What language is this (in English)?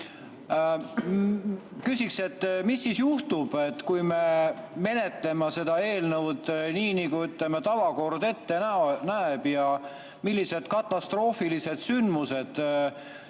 Estonian